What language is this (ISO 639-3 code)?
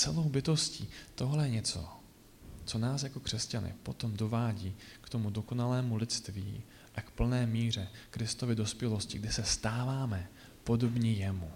ces